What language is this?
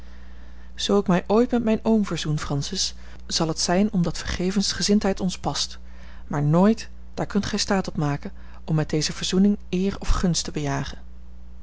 Dutch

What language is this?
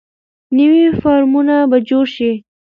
Pashto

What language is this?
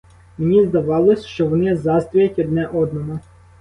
Ukrainian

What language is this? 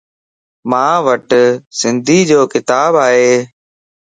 Lasi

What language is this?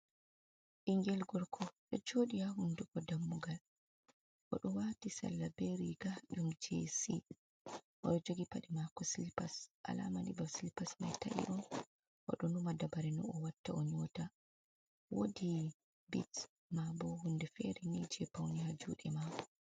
Fula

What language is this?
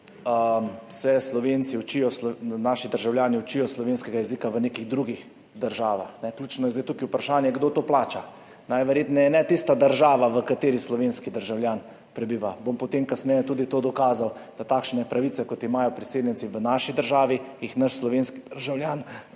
Slovenian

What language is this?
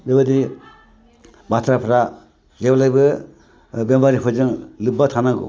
Bodo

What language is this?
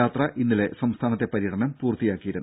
Malayalam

